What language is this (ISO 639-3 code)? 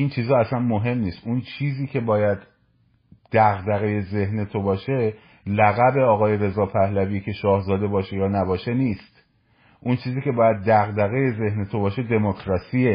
fas